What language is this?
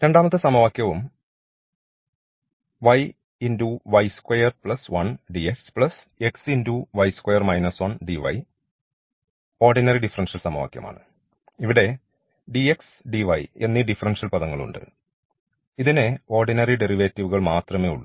Malayalam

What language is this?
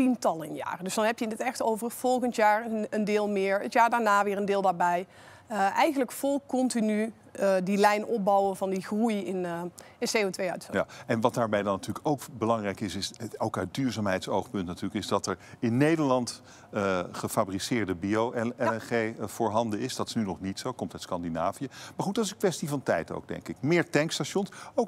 Dutch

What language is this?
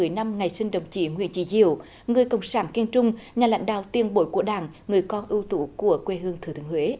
Vietnamese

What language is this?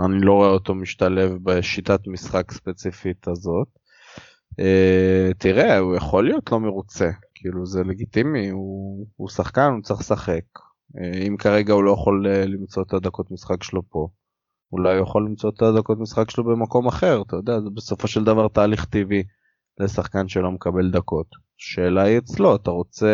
Hebrew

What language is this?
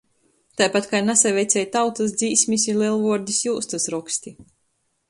Latgalian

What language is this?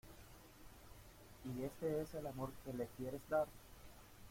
Spanish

